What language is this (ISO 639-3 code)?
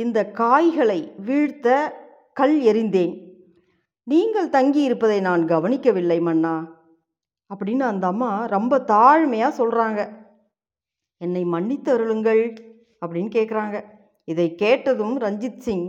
tam